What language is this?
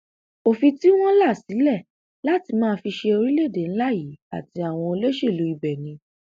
Yoruba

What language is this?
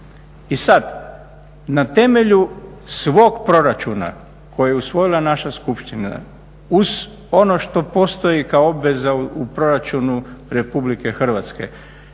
Croatian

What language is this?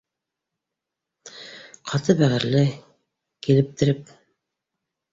Bashkir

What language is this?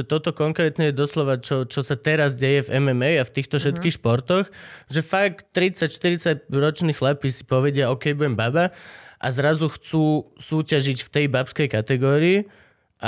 Slovak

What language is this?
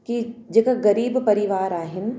Sindhi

